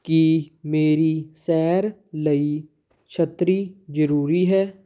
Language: Punjabi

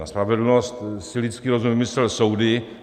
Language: Czech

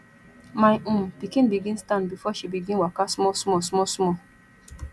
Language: Nigerian Pidgin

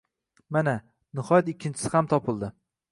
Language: Uzbek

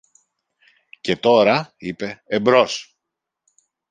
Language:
Greek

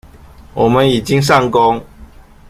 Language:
Chinese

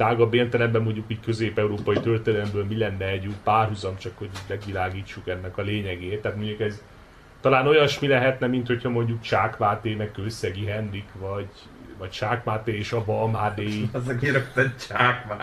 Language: Hungarian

